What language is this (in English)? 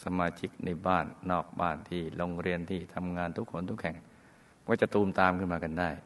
Thai